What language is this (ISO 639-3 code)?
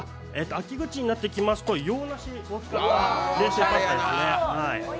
jpn